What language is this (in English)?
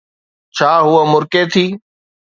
Sindhi